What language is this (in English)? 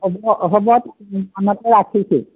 Assamese